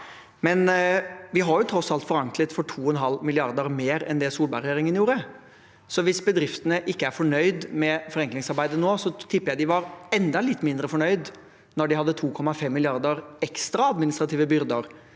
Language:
Norwegian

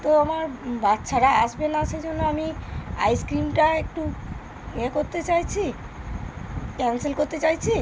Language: Bangla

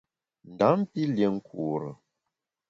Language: Bamun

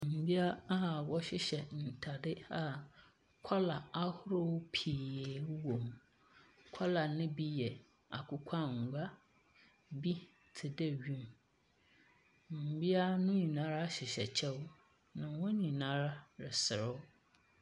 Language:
Akan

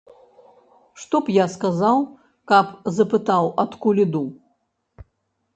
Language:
Belarusian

